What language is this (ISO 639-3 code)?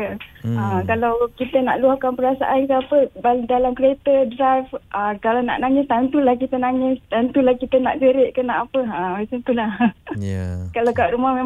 msa